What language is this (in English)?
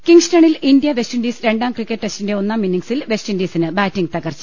Malayalam